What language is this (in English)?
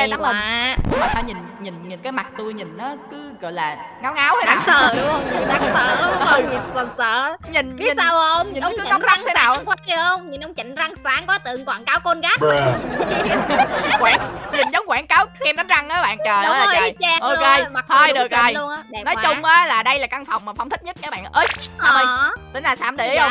Vietnamese